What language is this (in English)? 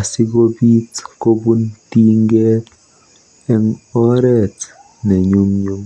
Kalenjin